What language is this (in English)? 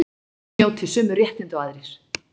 Icelandic